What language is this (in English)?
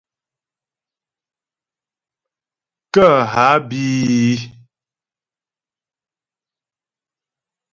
Ghomala